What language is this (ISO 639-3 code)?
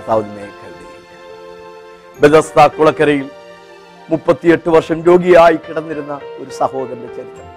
mal